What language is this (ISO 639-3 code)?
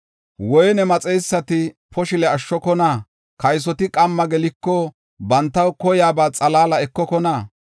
gof